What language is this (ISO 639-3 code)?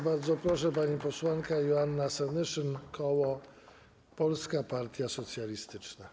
pol